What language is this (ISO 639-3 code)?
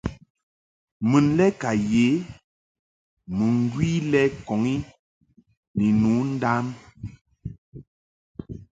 mhk